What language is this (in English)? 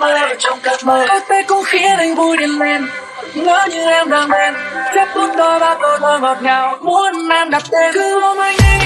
Korean